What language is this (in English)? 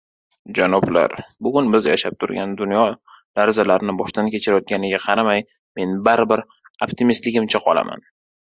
Uzbek